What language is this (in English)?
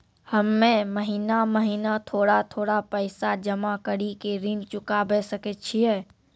Maithili